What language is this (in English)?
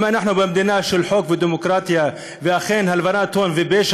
Hebrew